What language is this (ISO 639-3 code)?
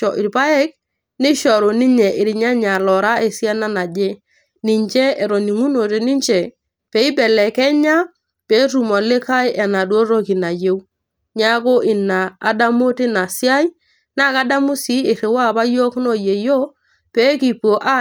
mas